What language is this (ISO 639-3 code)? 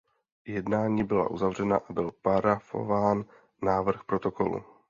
ces